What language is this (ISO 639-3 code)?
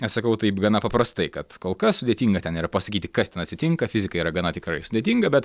lit